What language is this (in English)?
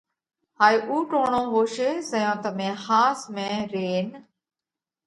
Parkari Koli